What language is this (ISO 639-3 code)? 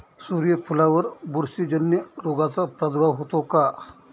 mar